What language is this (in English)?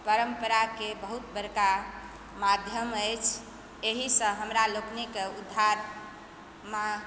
Maithili